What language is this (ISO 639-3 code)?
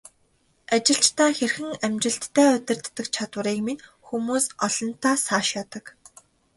mon